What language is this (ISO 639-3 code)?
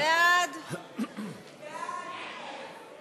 heb